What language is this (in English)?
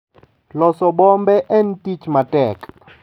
Luo (Kenya and Tanzania)